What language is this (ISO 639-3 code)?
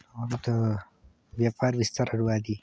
nep